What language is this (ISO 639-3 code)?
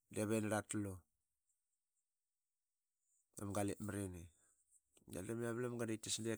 byx